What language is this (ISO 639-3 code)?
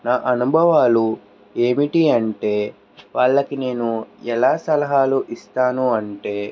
tel